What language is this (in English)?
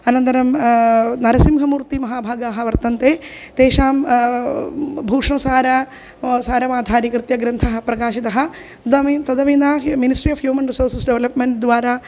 Sanskrit